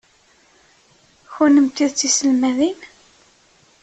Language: Kabyle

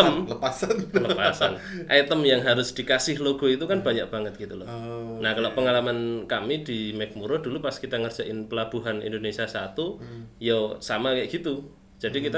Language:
Indonesian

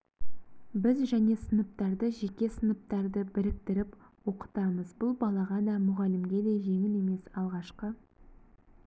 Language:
Kazakh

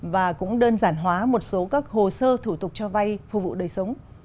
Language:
Vietnamese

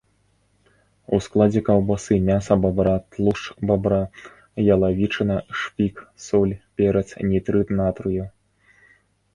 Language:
Belarusian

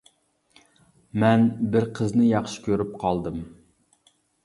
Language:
Uyghur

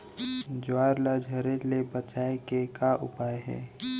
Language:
Chhattisgarhi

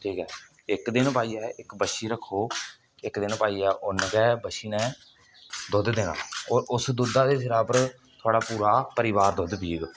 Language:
Dogri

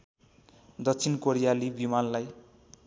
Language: Nepali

